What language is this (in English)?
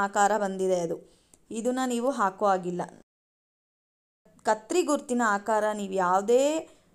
Romanian